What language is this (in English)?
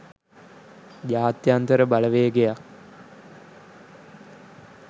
Sinhala